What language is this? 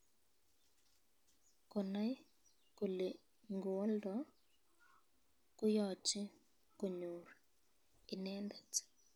Kalenjin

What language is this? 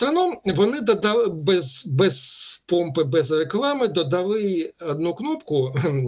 Ukrainian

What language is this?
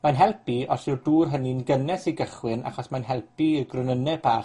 Welsh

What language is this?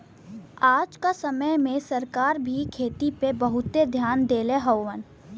Bhojpuri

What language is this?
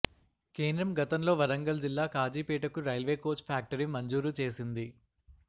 Telugu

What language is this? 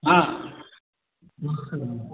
Maithili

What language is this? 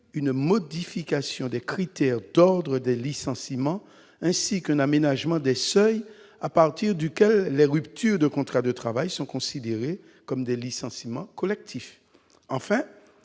French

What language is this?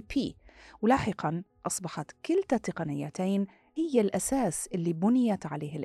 Arabic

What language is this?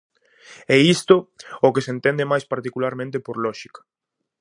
Galician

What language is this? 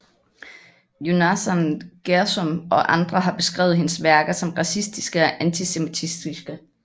Danish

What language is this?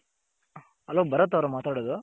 Kannada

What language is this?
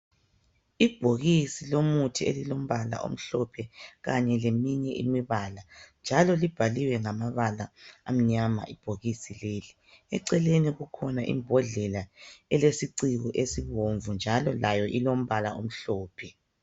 North Ndebele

